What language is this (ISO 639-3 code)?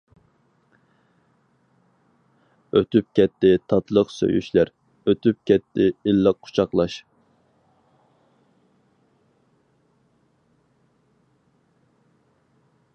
uig